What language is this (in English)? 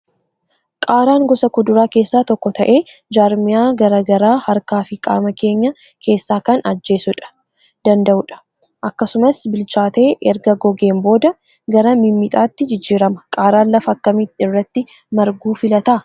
Oromo